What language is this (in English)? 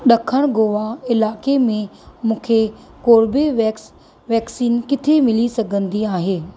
Sindhi